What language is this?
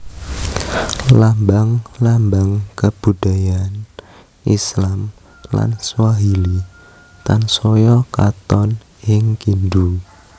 Javanese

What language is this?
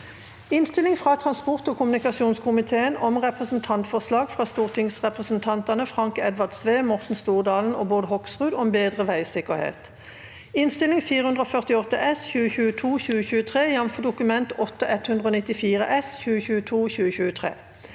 Norwegian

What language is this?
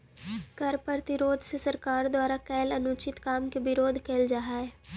Magahi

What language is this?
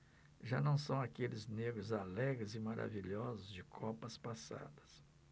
Portuguese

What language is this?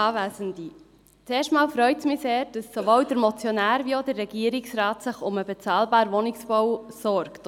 Swiss German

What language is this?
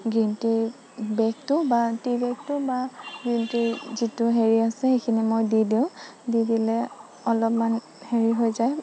Assamese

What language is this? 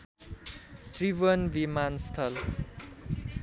Nepali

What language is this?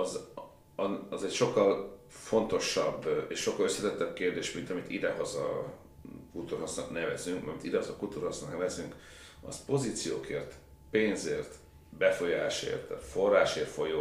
Hungarian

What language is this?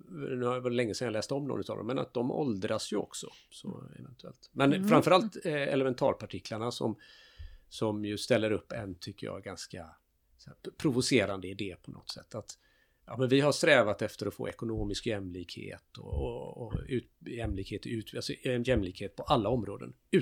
Swedish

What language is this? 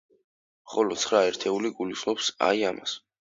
Georgian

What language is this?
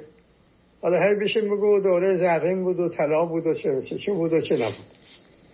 Persian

